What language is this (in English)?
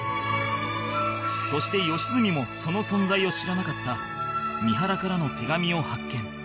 Japanese